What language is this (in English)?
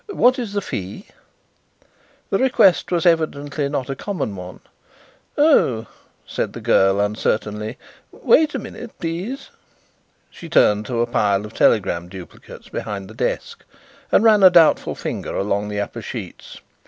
English